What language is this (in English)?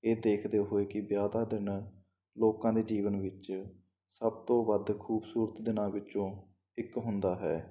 Punjabi